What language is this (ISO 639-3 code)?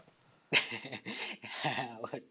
ben